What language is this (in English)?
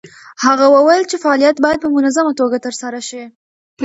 Pashto